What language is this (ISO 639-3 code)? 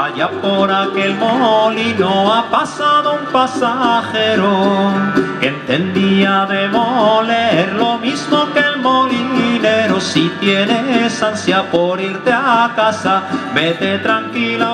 spa